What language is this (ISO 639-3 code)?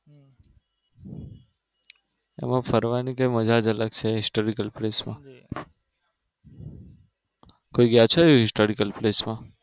guj